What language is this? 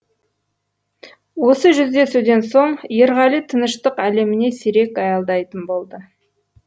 Kazakh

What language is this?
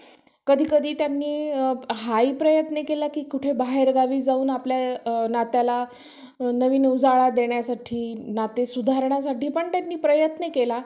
Marathi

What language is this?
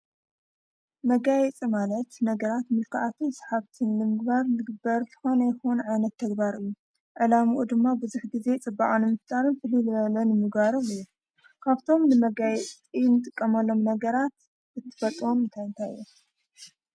Tigrinya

